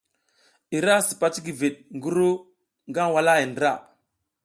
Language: South Giziga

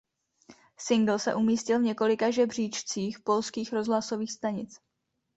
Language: Czech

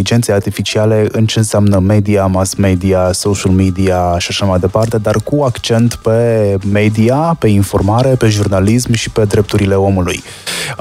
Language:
Romanian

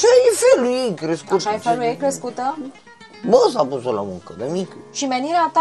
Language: Romanian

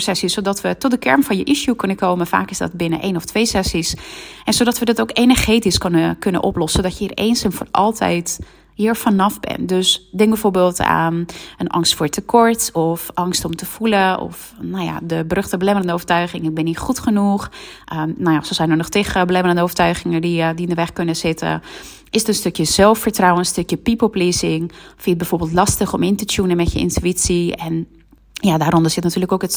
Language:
Dutch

